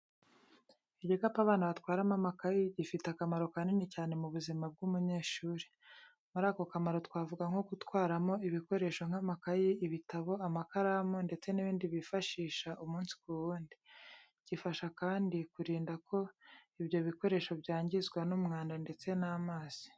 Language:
Kinyarwanda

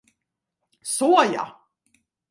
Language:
Swedish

